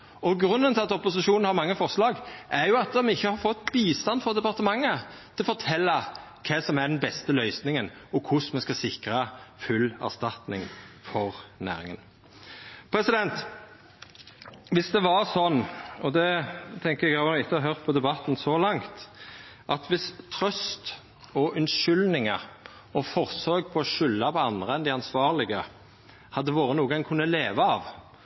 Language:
Norwegian Nynorsk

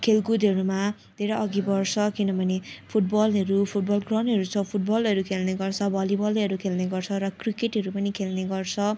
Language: Nepali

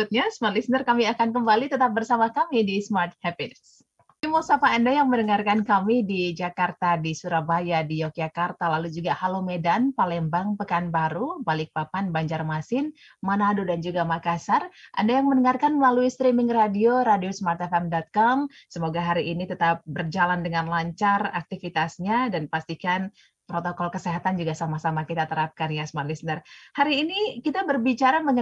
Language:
Indonesian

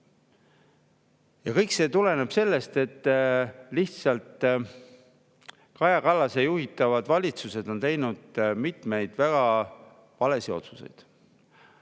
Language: Estonian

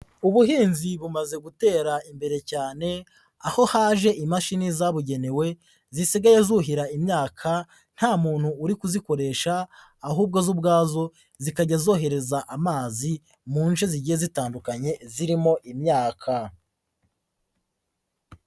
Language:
Kinyarwanda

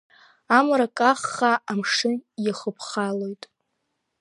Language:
Abkhazian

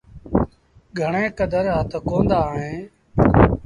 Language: Sindhi Bhil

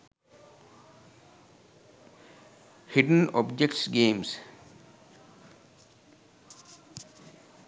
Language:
Sinhala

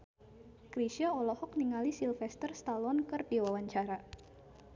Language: Sundanese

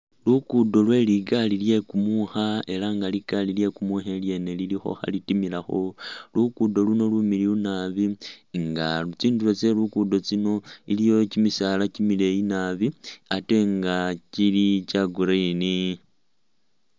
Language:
Masaaba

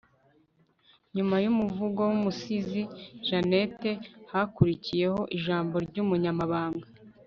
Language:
Kinyarwanda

